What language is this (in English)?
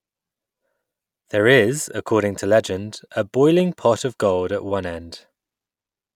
English